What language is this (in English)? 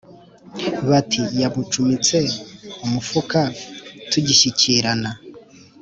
Kinyarwanda